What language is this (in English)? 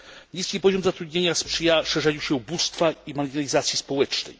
Polish